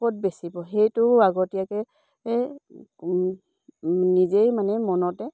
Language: Assamese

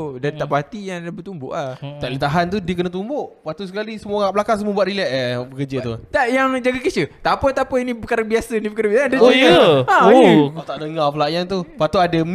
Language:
Malay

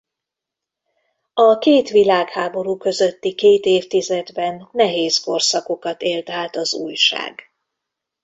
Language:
Hungarian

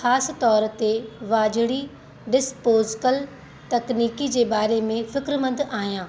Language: Sindhi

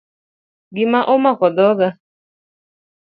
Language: Luo (Kenya and Tanzania)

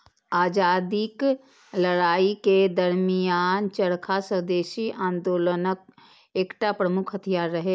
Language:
Maithili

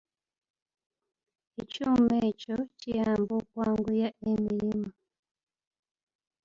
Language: Ganda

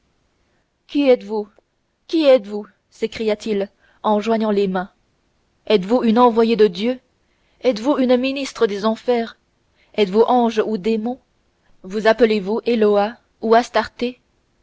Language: French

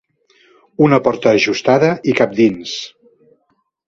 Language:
Catalan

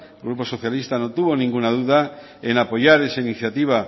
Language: Spanish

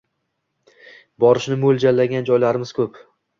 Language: Uzbek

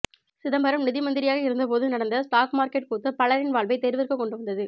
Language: Tamil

